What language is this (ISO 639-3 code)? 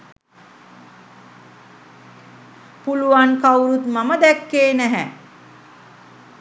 sin